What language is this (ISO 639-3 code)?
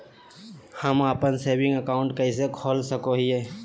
mag